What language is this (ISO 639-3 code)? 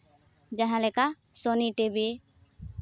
sat